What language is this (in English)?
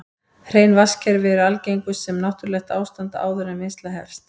Icelandic